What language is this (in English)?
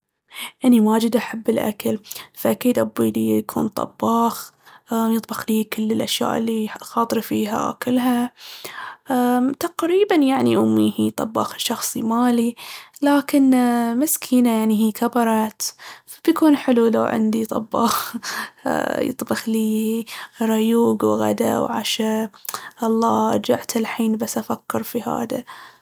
Baharna Arabic